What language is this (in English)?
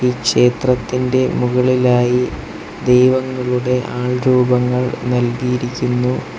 Malayalam